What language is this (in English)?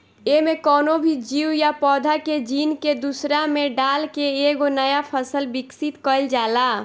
Bhojpuri